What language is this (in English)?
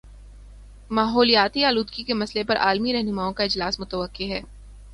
Urdu